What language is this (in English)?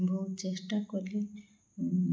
Odia